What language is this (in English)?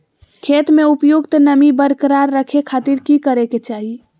Magahi